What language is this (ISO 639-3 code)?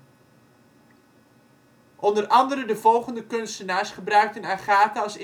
nld